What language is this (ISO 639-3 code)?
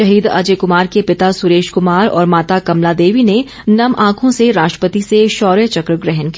hin